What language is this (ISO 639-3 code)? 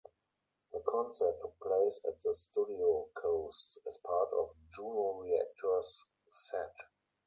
eng